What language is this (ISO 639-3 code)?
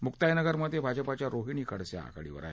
mar